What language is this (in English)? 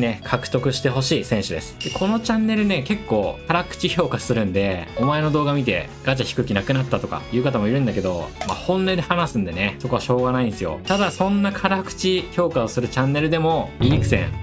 Japanese